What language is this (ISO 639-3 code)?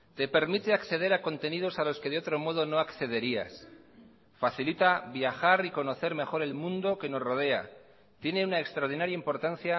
spa